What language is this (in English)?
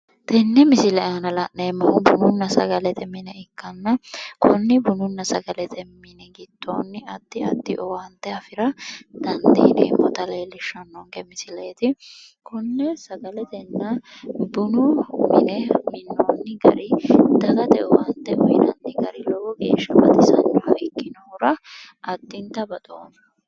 Sidamo